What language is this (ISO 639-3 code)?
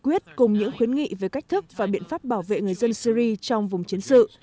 vie